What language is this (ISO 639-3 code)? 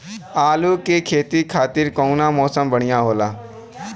bho